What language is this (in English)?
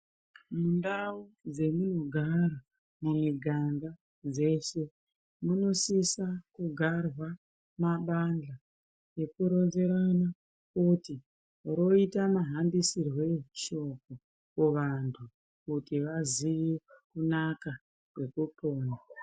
Ndau